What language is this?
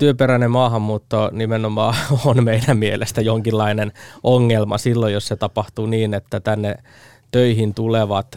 Finnish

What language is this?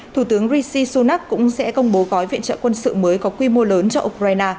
Vietnamese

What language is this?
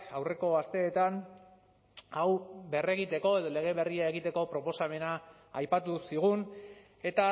Basque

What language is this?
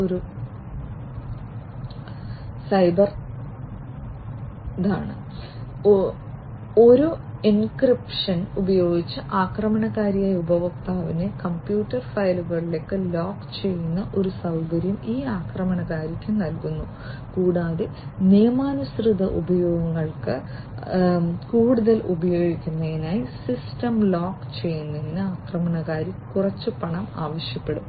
Malayalam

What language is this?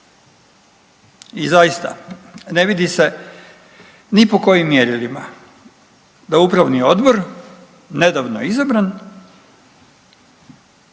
Croatian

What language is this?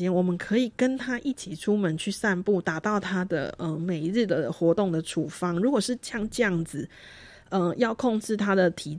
Chinese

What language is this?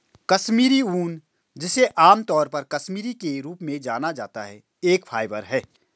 Hindi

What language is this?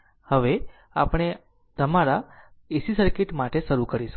Gujarati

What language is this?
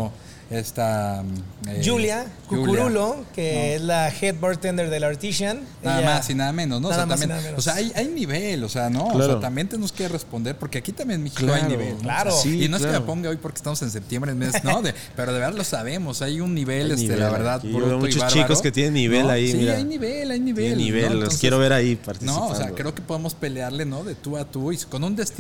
Spanish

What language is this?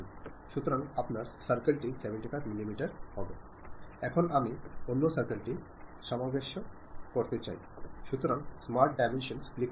Malayalam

